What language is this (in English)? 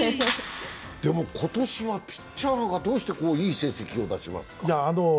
Japanese